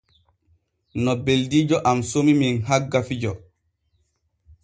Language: Borgu Fulfulde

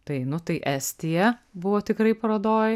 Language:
Lithuanian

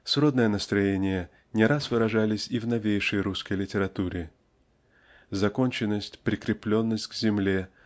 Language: Russian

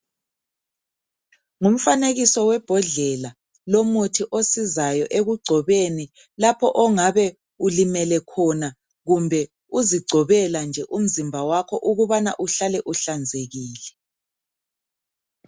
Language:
North Ndebele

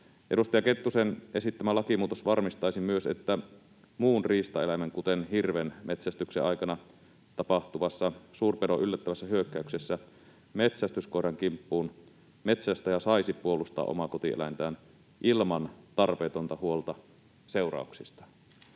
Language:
Finnish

